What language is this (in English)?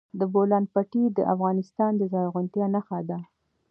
Pashto